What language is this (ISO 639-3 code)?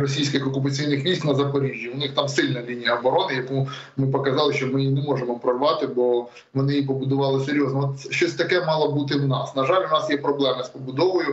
ukr